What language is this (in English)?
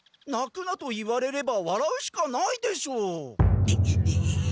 Japanese